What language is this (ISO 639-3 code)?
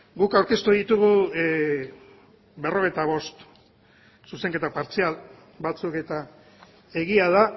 eus